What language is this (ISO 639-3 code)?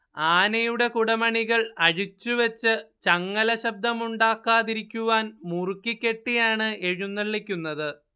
mal